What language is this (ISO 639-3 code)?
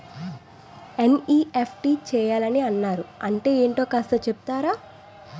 tel